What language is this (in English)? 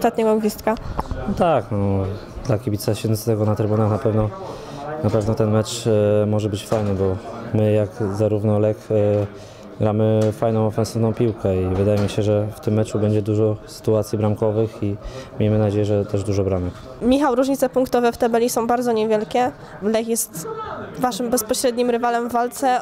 Polish